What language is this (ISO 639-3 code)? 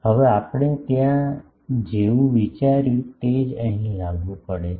guj